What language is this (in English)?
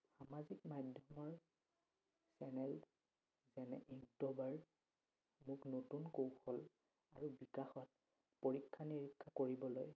Assamese